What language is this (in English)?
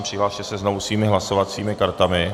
Czech